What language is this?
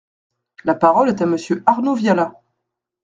French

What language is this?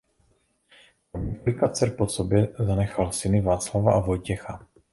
Czech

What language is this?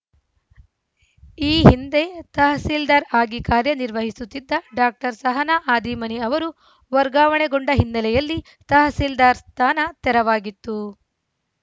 Kannada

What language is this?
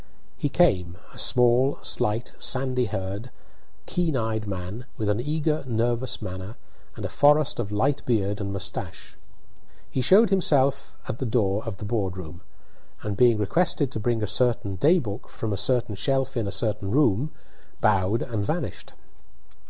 English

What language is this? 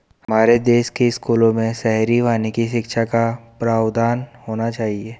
Hindi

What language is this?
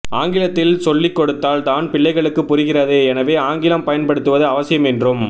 Tamil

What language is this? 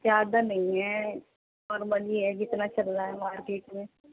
Urdu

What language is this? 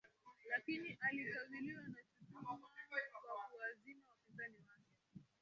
Swahili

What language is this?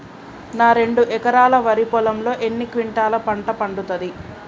Telugu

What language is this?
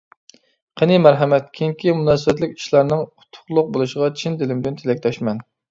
Uyghur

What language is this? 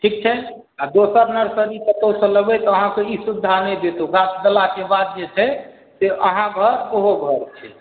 Maithili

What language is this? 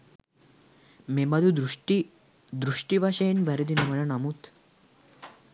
Sinhala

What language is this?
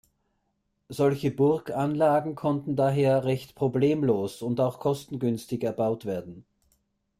German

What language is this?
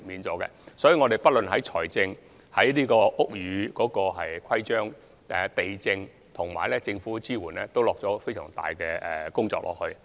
Cantonese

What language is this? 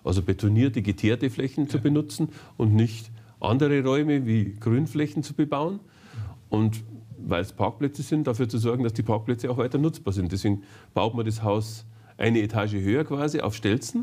German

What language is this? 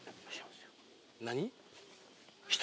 Japanese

